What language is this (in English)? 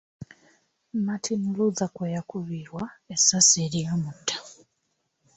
Ganda